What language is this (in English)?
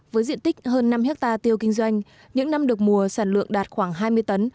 Vietnamese